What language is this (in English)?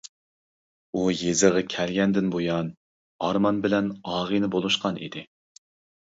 Uyghur